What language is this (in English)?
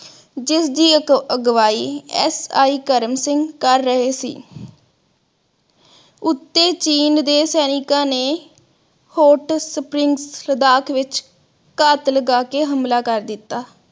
Punjabi